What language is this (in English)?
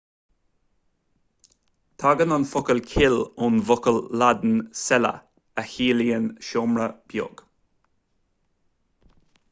Irish